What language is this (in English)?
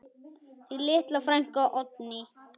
Icelandic